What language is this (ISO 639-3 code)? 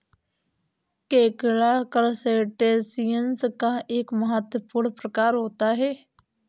hin